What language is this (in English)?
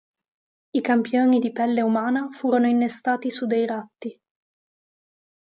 Italian